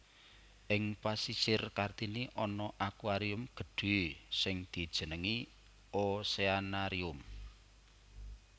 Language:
Javanese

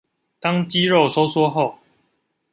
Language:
Chinese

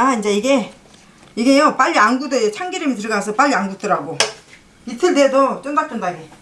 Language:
Korean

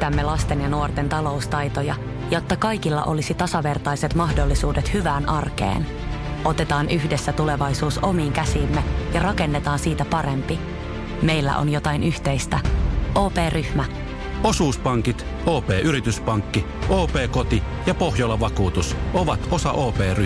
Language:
Finnish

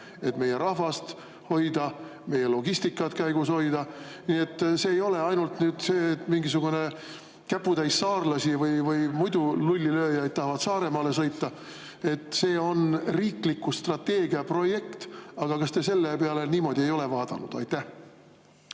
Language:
Estonian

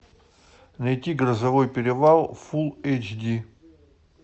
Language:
Russian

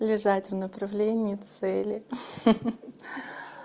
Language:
Russian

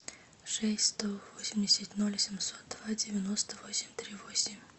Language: Russian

